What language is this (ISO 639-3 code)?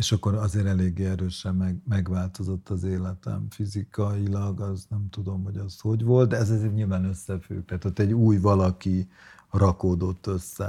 hun